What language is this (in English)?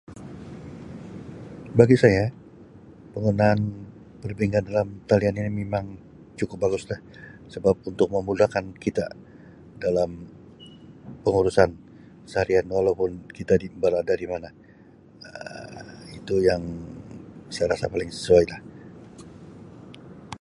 Sabah Malay